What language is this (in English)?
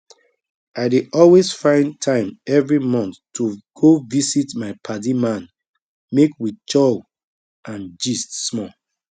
Nigerian Pidgin